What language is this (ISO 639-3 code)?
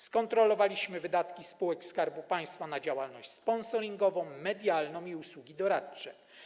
pol